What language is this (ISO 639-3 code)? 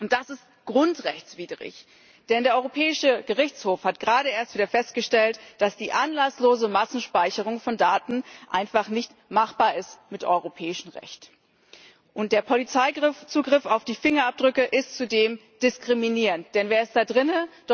deu